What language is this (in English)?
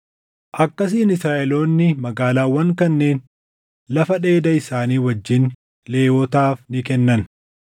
Oromo